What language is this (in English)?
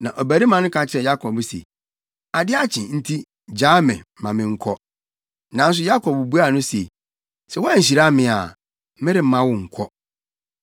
Akan